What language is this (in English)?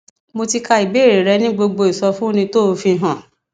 Yoruba